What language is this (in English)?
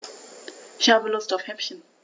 German